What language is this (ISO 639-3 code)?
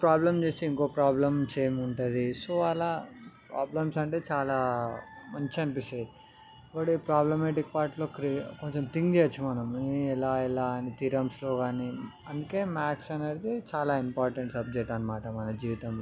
tel